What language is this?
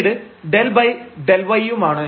Malayalam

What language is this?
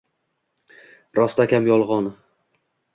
Uzbek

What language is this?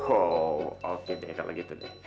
Indonesian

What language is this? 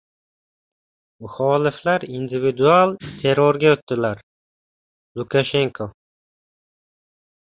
Uzbek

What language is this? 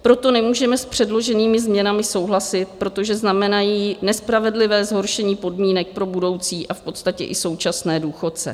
Czech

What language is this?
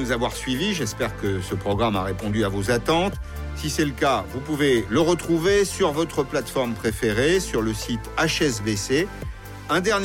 French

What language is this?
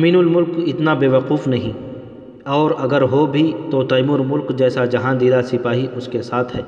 Urdu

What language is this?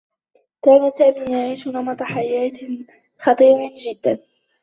Arabic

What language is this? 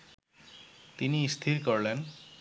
Bangla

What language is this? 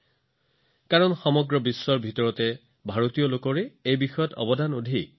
Assamese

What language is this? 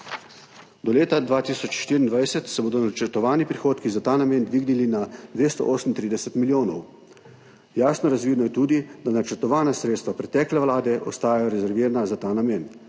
Slovenian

